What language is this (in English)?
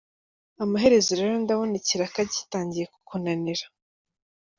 Kinyarwanda